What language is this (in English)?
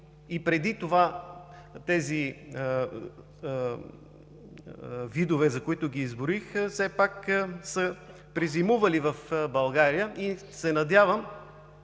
Bulgarian